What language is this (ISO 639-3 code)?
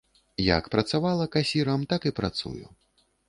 bel